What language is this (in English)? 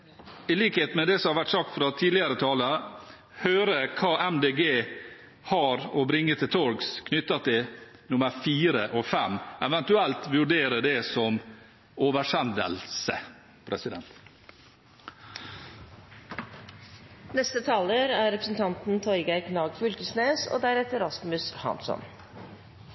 Norwegian